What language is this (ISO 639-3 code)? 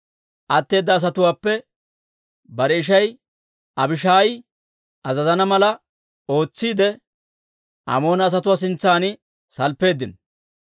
dwr